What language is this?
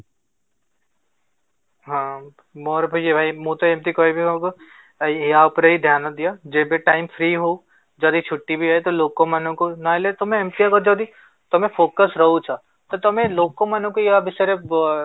Odia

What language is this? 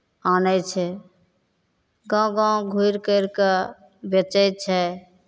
Maithili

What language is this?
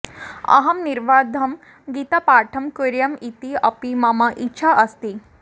Sanskrit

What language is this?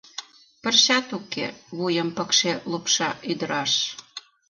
Mari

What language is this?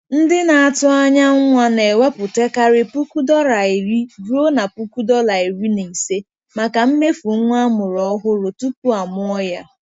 Igbo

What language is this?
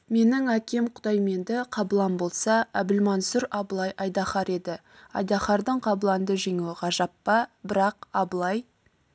Kazakh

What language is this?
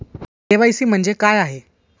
Marathi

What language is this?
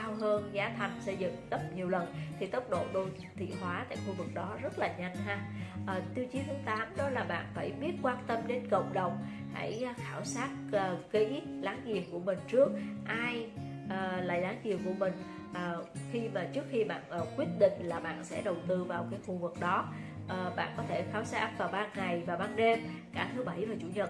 Vietnamese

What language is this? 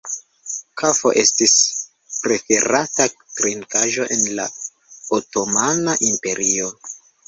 Esperanto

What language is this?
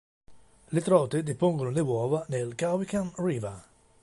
Italian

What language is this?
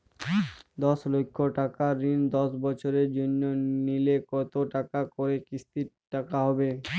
Bangla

